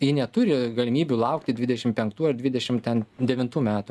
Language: Lithuanian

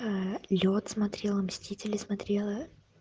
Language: Russian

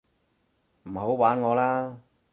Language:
Cantonese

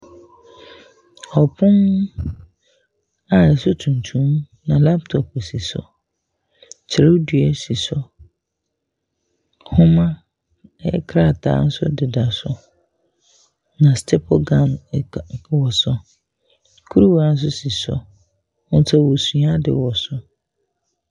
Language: Akan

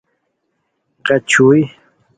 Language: Khowar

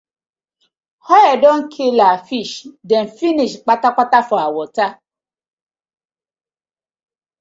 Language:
Nigerian Pidgin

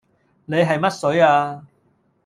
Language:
Cantonese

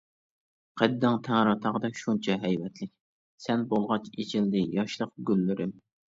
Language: Uyghur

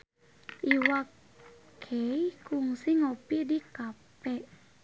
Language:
Sundanese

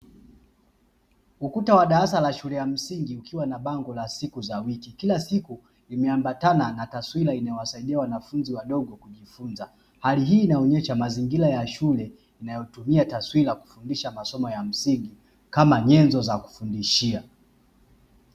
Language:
Swahili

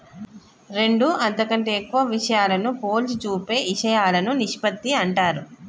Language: Telugu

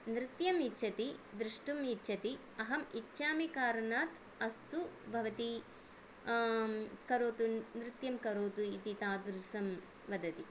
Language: Sanskrit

